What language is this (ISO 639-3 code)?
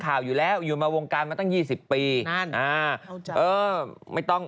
tha